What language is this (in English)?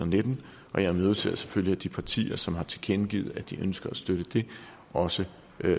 Danish